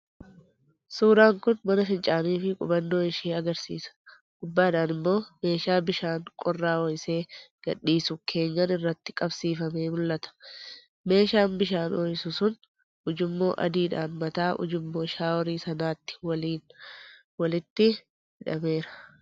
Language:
Oromo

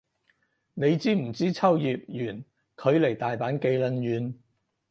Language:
Cantonese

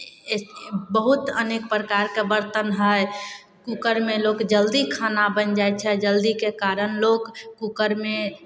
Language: Maithili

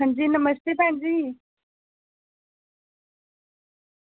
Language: Dogri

